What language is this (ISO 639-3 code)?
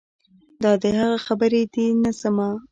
pus